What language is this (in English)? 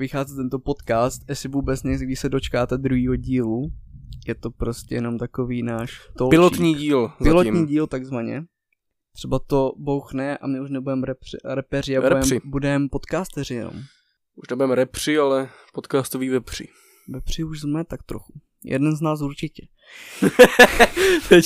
Czech